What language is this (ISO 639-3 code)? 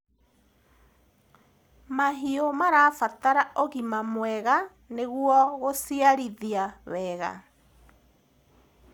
kik